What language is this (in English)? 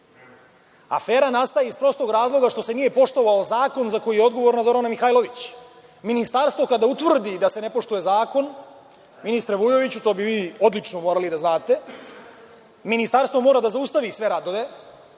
Serbian